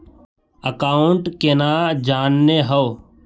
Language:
Magahi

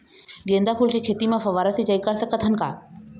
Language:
Chhattisgarhi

